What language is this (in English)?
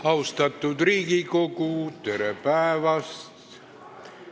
Estonian